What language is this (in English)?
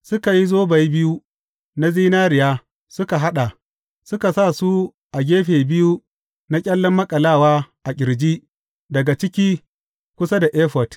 Hausa